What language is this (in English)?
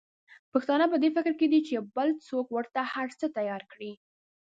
Pashto